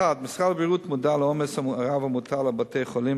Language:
Hebrew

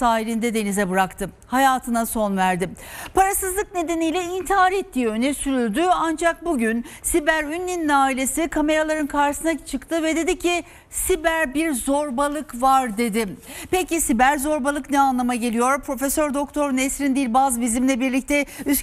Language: Turkish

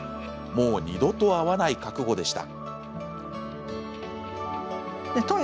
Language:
Japanese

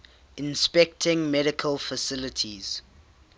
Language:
English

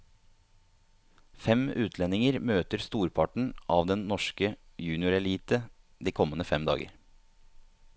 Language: Norwegian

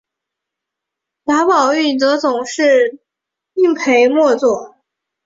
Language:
Chinese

